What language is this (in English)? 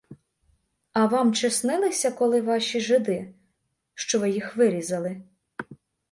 Ukrainian